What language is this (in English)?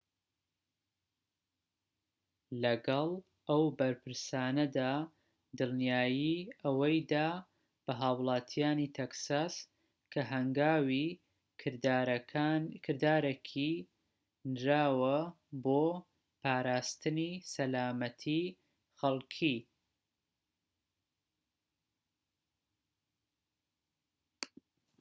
Central Kurdish